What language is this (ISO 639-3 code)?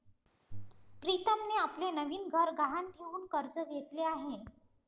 mar